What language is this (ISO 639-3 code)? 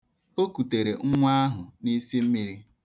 ibo